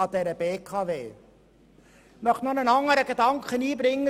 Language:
Swiss German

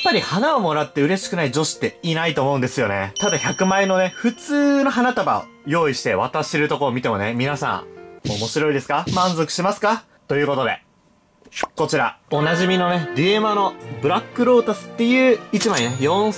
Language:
Japanese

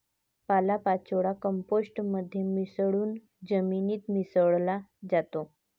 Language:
Marathi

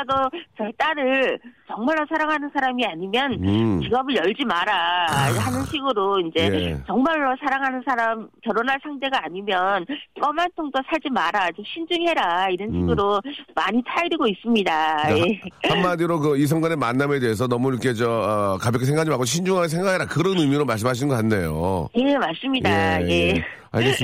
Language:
Korean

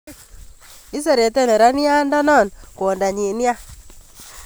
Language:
Kalenjin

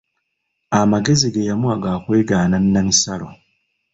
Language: Ganda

